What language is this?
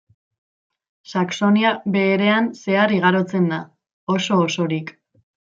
Basque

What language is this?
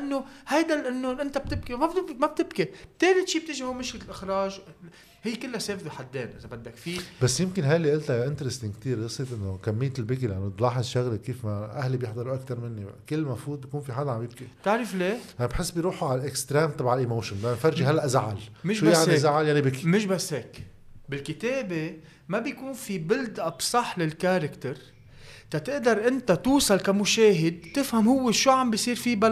Arabic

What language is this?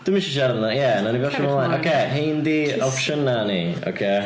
Welsh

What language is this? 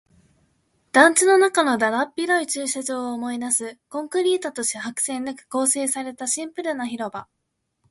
Japanese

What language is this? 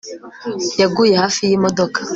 Kinyarwanda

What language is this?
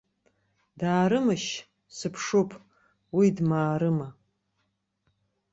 Abkhazian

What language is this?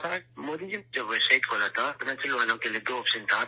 Urdu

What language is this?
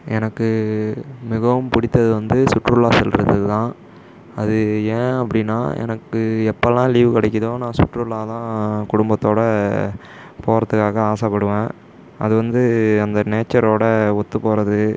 Tamil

